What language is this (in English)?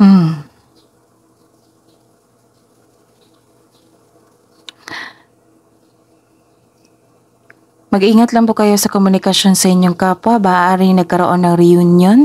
Filipino